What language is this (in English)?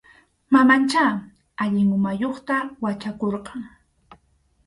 Arequipa-La Unión Quechua